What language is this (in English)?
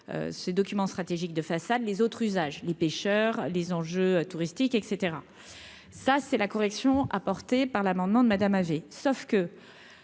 French